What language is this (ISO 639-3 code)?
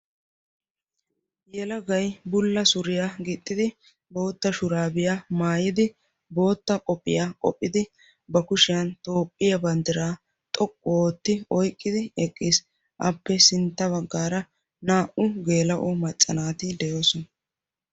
wal